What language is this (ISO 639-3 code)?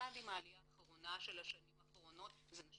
heb